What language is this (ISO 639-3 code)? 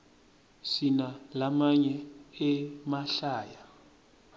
ssw